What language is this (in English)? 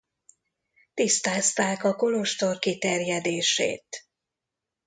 Hungarian